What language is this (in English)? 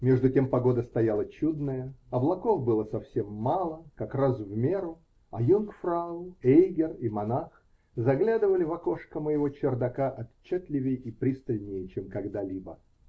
Russian